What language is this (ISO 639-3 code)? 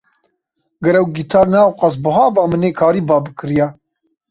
kur